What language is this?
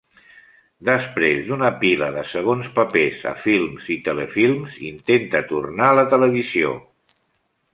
Catalan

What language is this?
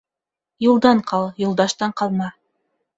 Bashkir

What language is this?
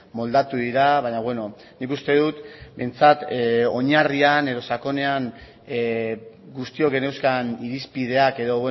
Basque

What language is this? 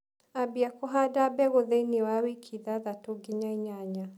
Kikuyu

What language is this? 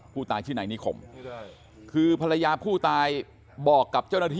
Thai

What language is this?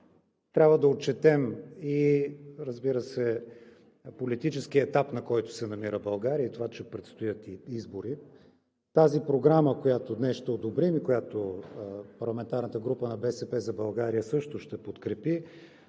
Bulgarian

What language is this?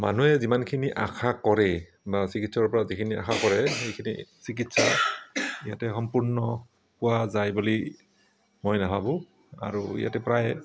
Assamese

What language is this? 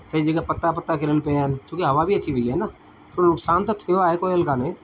Sindhi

